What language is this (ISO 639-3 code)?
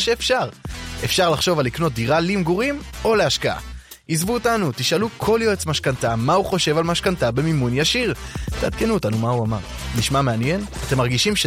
heb